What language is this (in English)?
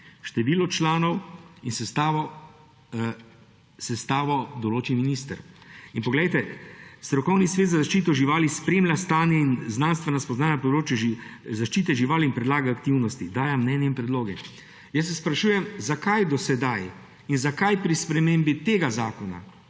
Slovenian